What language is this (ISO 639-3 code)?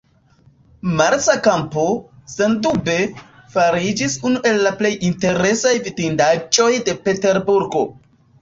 epo